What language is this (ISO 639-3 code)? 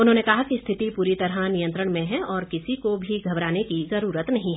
hin